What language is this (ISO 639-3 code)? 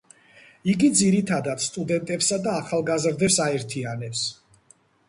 kat